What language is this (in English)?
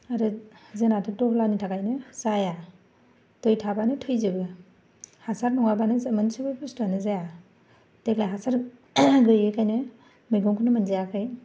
Bodo